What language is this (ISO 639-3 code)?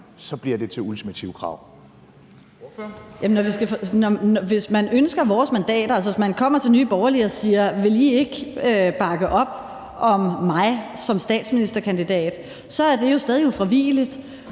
dan